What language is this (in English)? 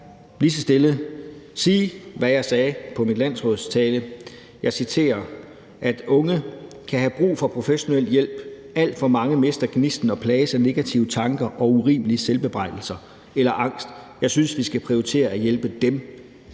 Danish